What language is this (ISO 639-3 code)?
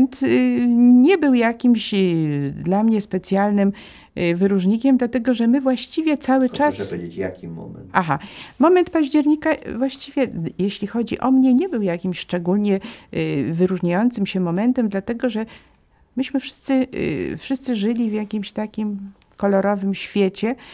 pol